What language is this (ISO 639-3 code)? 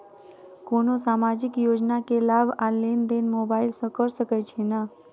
mai